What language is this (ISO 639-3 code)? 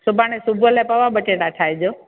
snd